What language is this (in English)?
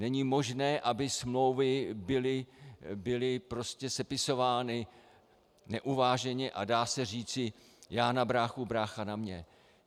Czech